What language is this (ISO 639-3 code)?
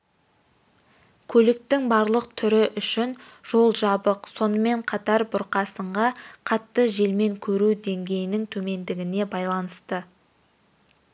kaz